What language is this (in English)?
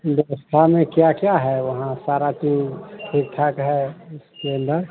Hindi